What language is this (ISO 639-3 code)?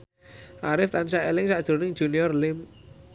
jav